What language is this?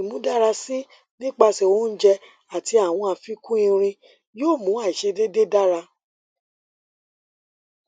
Yoruba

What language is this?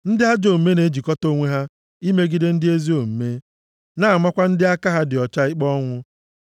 Igbo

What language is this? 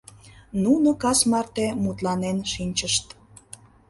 Mari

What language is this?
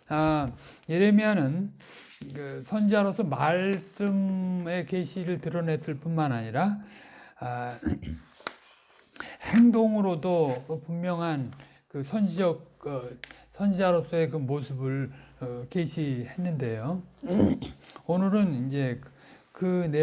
Korean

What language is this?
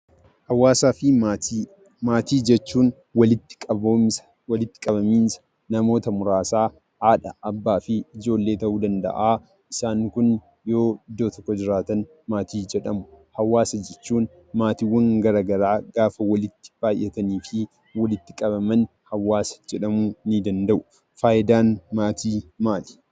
Oromo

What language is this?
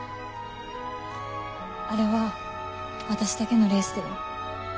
Japanese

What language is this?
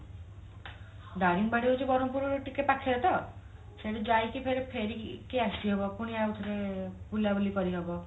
Odia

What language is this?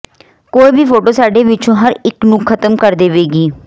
Punjabi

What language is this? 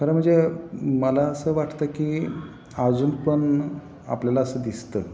Marathi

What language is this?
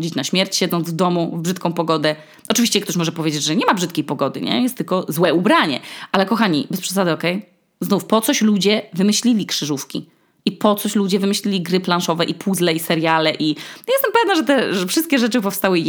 Polish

